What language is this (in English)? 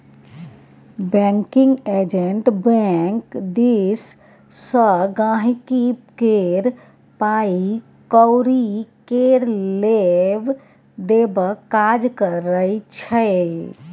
Maithili